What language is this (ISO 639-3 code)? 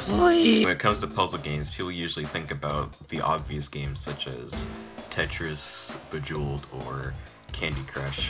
eng